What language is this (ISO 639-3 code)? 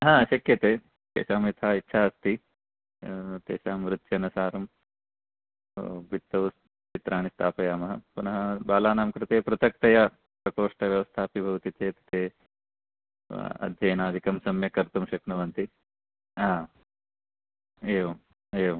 san